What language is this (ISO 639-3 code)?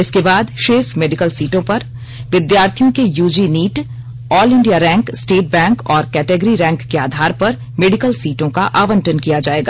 hin